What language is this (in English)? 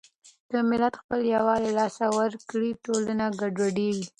Pashto